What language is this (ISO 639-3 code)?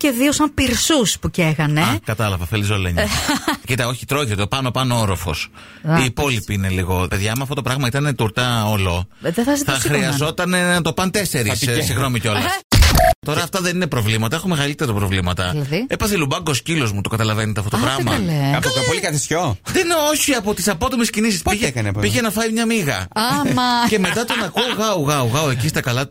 ell